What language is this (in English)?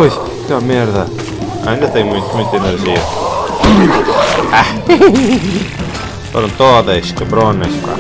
Portuguese